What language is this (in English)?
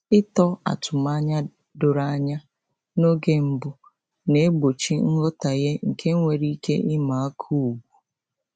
Igbo